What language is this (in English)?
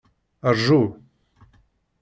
Kabyle